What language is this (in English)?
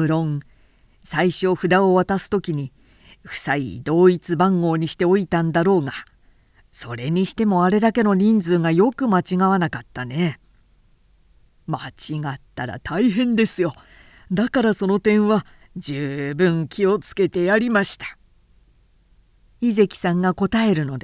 Japanese